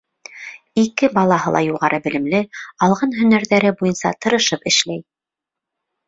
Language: Bashkir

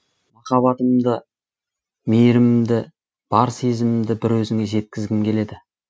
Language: Kazakh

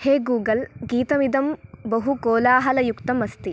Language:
Sanskrit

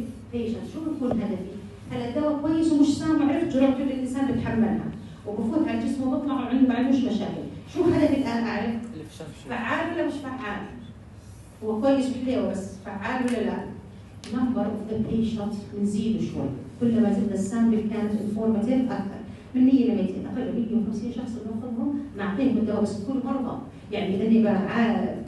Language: Arabic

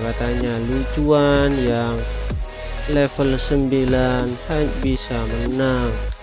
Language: Indonesian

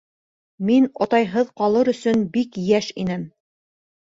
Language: Bashkir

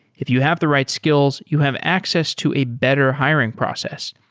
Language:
English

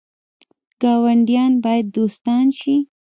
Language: Pashto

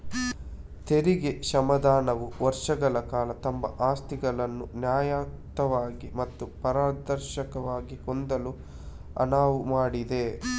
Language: Kannada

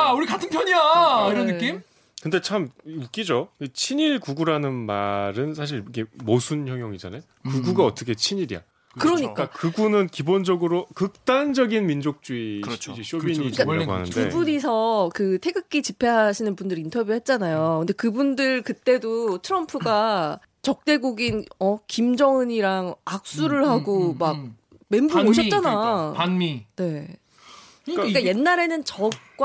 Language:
Korean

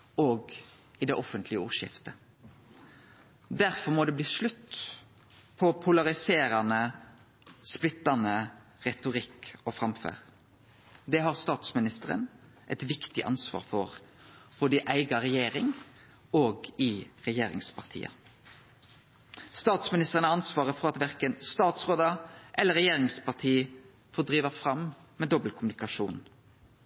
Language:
Norwegian Nynorsk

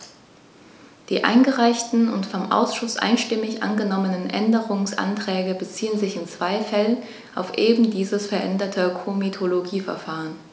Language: German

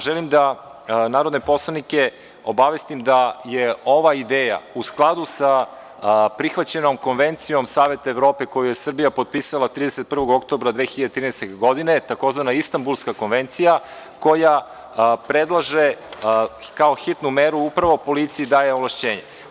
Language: Serbian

